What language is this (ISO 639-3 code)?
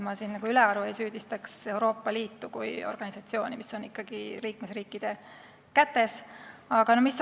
est